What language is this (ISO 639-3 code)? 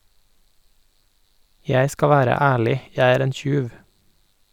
nor